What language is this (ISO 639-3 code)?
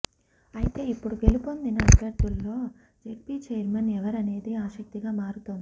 tel